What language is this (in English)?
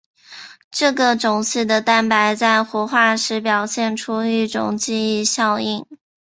Chinese